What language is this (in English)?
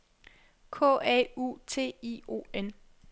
Danish